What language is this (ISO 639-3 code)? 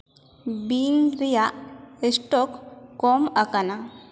sat